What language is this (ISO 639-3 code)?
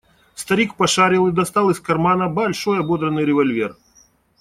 rus